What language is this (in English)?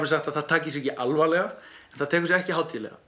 Icelandic